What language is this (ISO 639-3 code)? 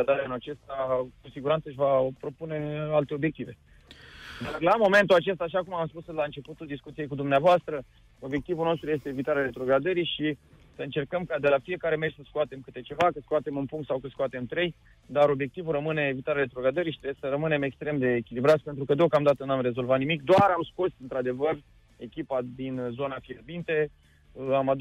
ron